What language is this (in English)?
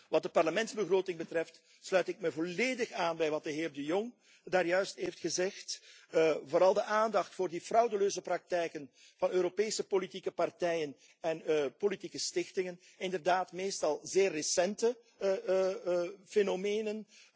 Dutch